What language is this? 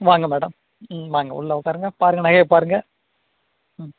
Tamil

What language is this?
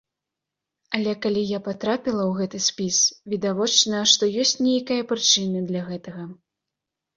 Belarusian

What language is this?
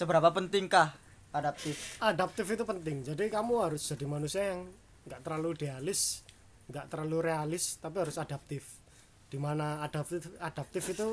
Indonesian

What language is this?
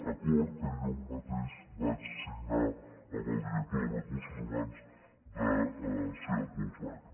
Catalan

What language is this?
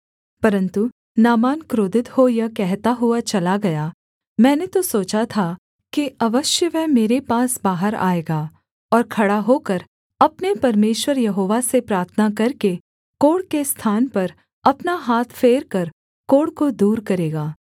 Hindi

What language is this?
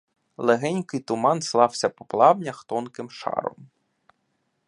Ukrainian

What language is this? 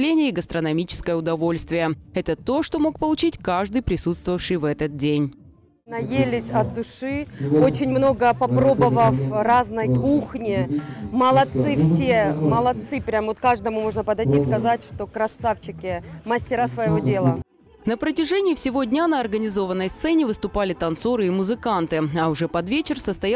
Russian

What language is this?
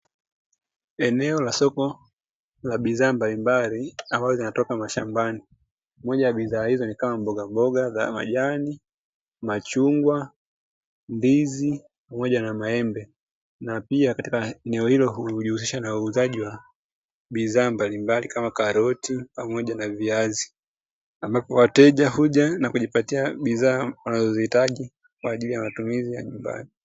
Swahili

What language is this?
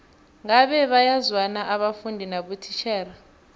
South Ndebele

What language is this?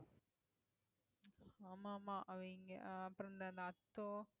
Tamil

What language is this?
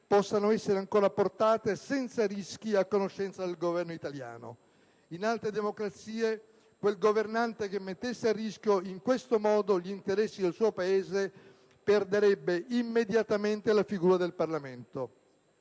Italian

